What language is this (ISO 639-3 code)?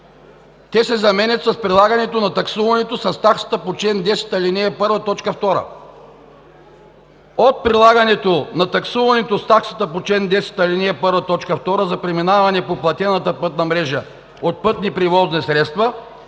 bul